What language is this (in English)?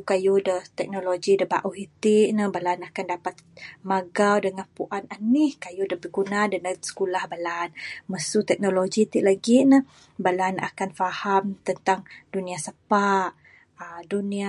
Bukar-Sadung Bidayuh